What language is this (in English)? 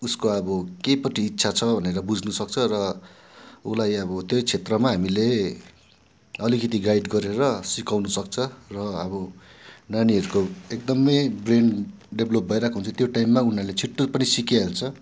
Nepali